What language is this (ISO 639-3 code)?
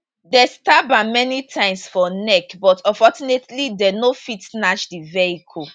pcm